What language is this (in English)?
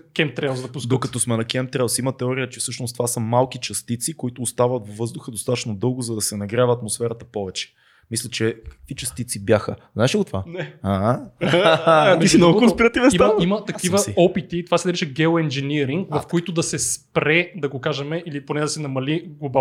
Bulgarian